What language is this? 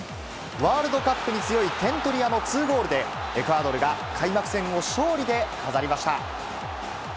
Japanese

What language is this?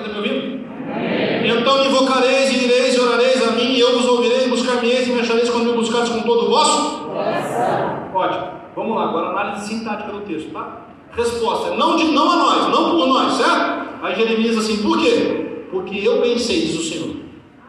Portuguese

